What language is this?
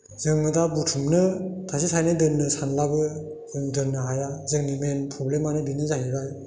Bodo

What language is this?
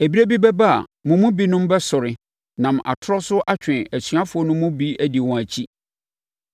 Akan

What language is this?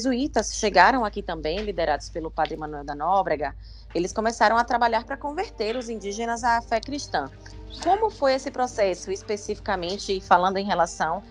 Portuguese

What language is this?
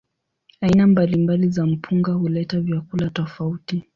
Swahili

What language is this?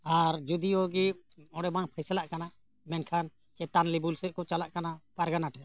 Santali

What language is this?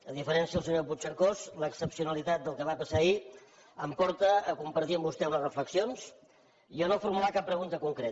Catalan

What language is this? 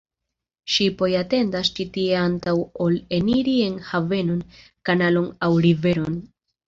Esperanto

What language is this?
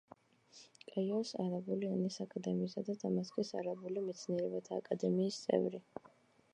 Georgian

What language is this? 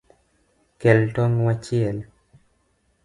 Luo (Kenya and Tanzania)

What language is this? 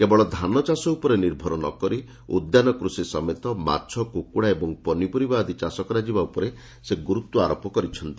Odia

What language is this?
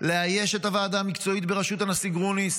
Hebrew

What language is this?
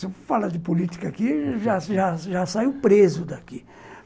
Portuguese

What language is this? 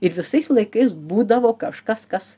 Lithuanian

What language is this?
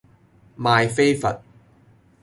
Cantonese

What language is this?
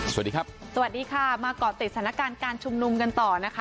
Thai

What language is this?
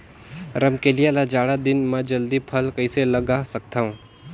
Chhattisgarhi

